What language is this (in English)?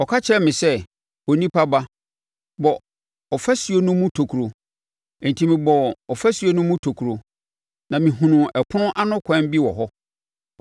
Akan